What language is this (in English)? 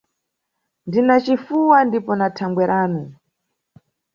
Nyungwe